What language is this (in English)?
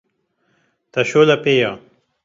Kurdish